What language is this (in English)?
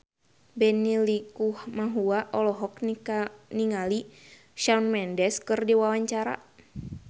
Sundanese